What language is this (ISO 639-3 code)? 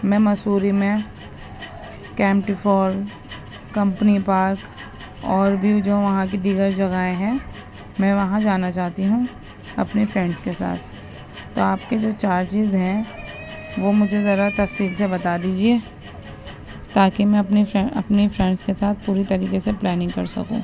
urd